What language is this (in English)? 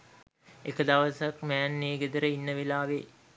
Sinhala